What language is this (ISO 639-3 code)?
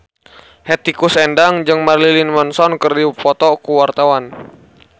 sun